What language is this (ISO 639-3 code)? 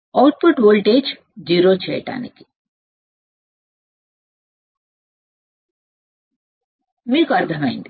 tel